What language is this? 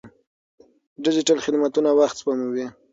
Pashto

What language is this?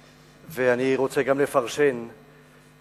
Hebrew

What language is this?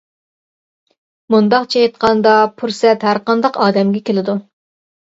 Uyghur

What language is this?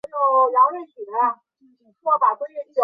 Chinese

